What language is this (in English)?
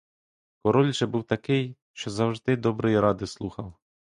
Ukrainian